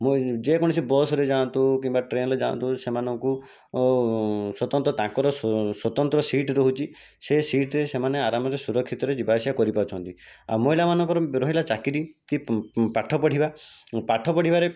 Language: Odia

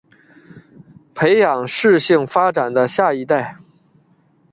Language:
Chinese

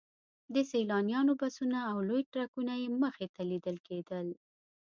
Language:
Pashto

